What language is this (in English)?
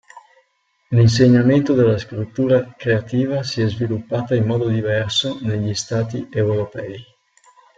Italian